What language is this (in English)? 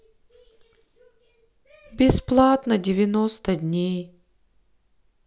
Russian